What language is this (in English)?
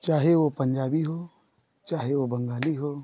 Hindi